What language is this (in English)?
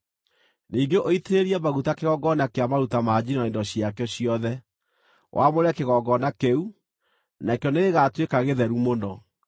Kikuyu